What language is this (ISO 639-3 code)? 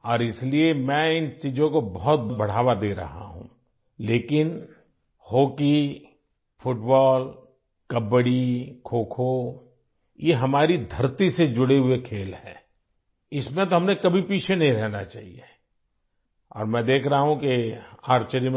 urd